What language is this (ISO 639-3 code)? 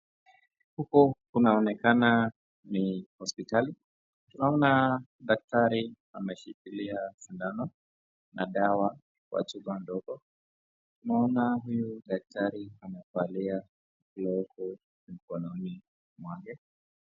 swa